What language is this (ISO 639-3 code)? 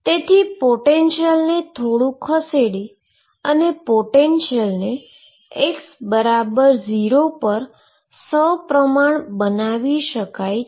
guj